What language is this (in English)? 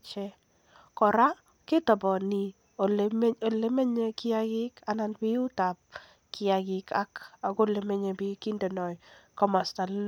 Kalenjin